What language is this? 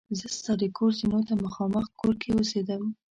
Pashto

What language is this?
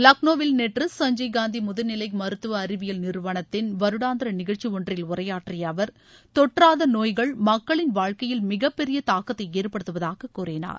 Tamil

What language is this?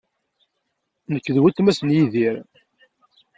Kabyle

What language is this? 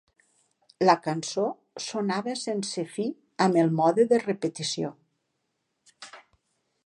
Catalan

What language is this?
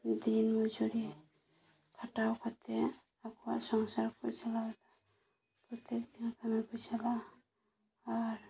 Santali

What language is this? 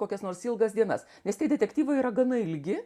Lithuanian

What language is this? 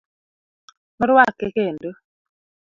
Luo (Kenya and Tanzania)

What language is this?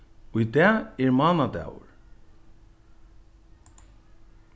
Faroese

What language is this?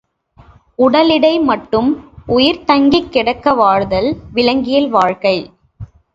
Tamil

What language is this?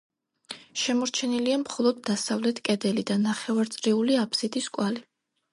Georgian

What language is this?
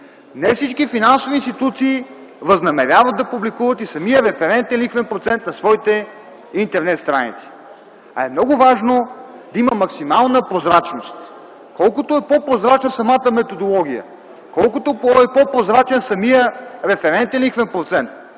Bulgarian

